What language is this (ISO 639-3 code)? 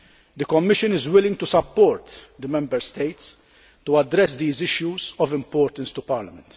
eng